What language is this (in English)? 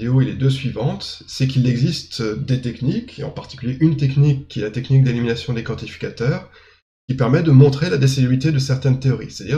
French